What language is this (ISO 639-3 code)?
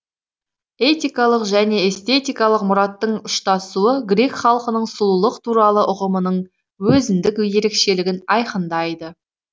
kaz